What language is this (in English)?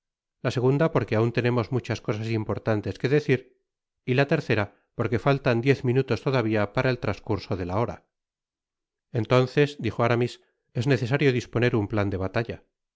Spanish